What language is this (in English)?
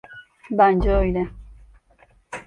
Turkish